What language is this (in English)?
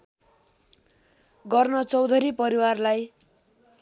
Nepali